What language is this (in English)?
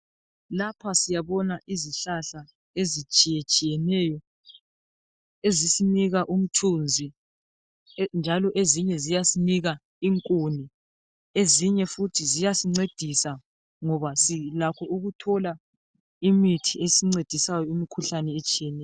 North Ndebele